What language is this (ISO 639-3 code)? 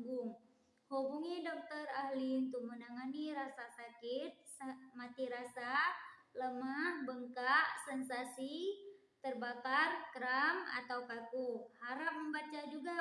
ind